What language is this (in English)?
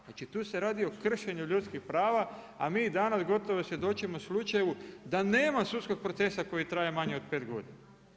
Croatian